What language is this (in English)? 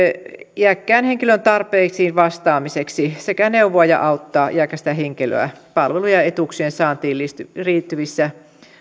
Finnish